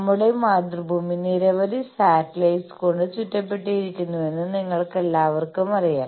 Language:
Malayalam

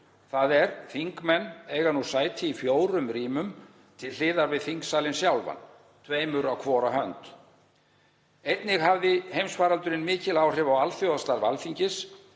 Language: Icelandic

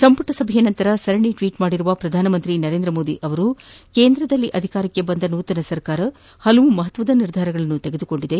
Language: Kannada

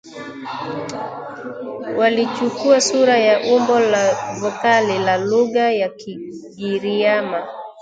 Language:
Swahili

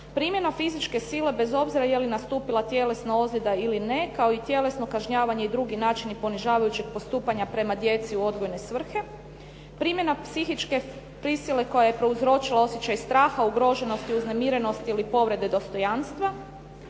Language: Croatian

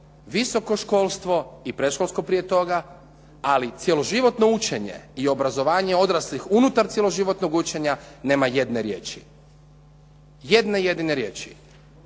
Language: Croatian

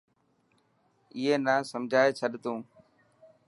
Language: Dhatki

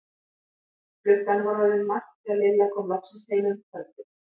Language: Icelandic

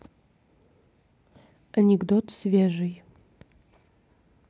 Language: Russian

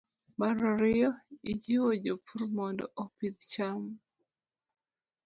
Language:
Luo (Kenya and Tanzania)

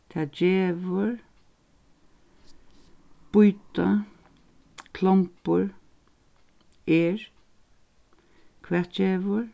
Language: Faroese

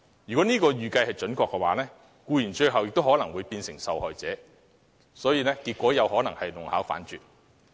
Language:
Cantonese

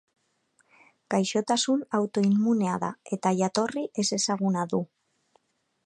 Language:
Basque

